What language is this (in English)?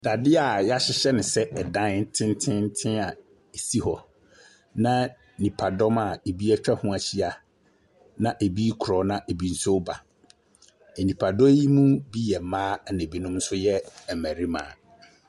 Akan